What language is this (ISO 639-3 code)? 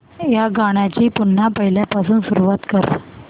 mar